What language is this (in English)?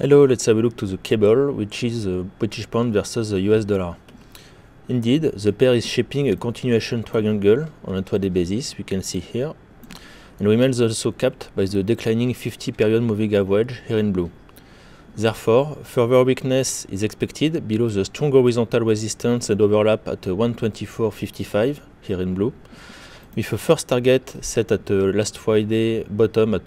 French